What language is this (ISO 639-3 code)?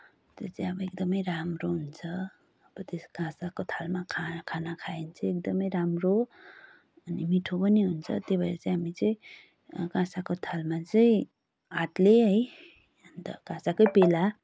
nep